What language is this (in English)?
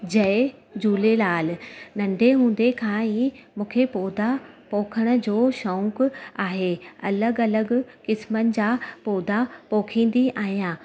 Sindhi